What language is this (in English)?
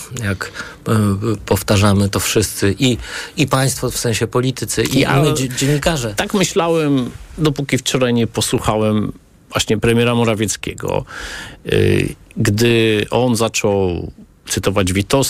Polish